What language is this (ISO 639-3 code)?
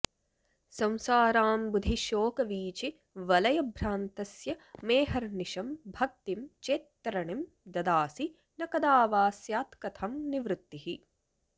san